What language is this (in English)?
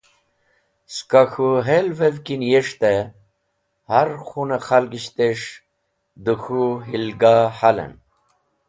Wakhi